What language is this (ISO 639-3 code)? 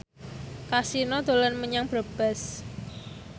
jav